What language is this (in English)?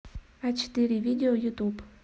Russian